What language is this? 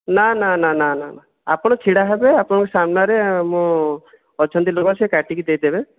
Odia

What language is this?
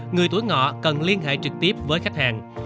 Vietnamese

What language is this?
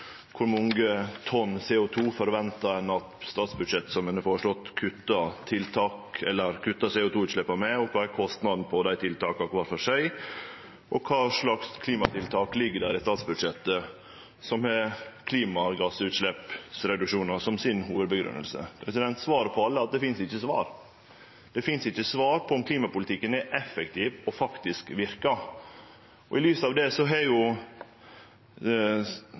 Norwegian Nynorsk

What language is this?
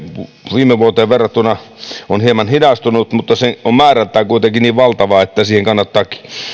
Finnish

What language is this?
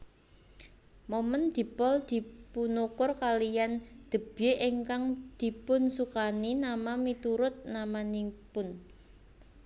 Javanese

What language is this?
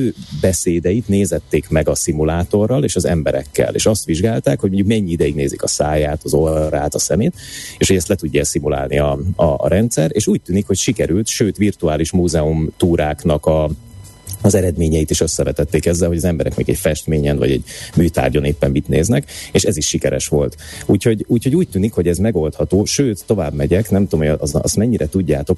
Hungarian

